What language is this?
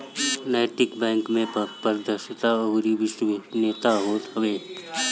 Bhojpuri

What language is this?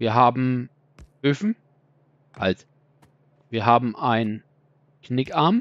German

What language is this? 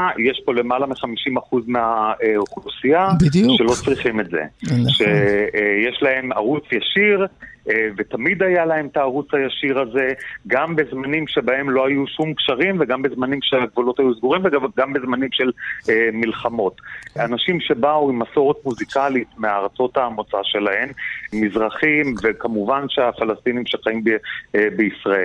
Hebrew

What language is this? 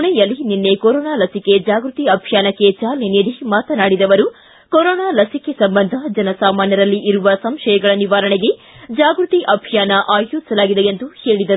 Kannada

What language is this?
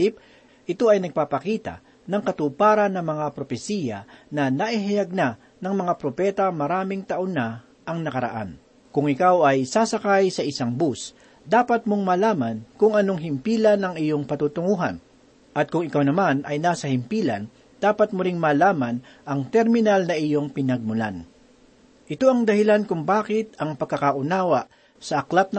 Filipino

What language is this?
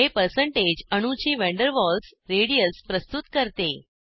Marathi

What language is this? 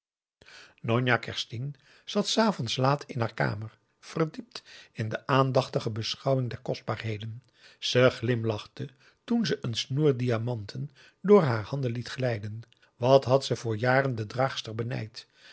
Dutch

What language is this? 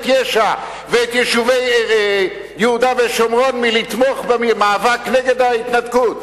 Hebrew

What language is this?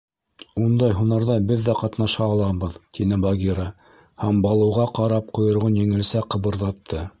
Bashkir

